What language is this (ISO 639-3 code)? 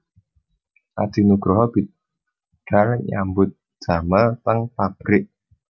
jav